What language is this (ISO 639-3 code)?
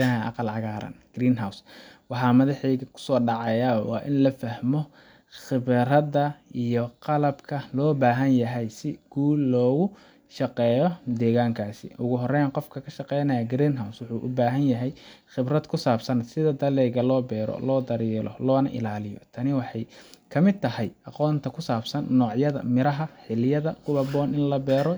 som